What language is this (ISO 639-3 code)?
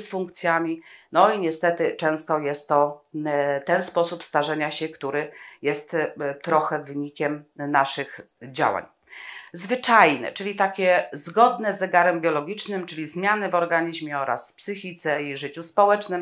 pol